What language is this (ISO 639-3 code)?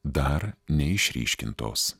lit